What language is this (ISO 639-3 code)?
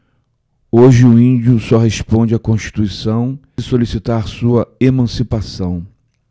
por